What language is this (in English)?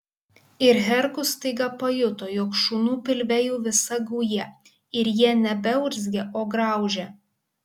Lithuanian